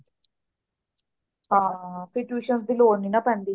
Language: Punjabi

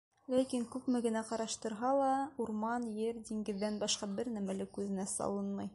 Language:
Bashkir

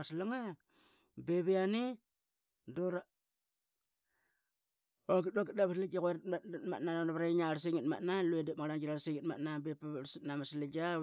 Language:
Qaqet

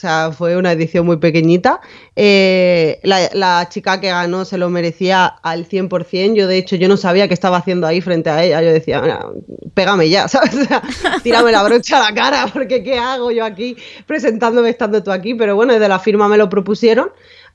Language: Spanish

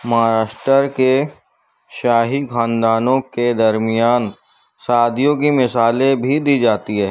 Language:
Urdu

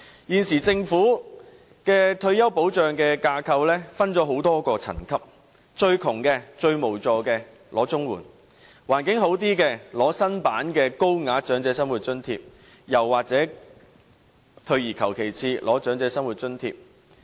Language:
Cantonese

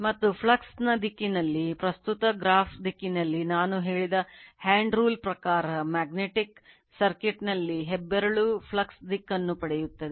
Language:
Kannada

